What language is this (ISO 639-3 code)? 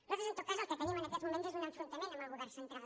cat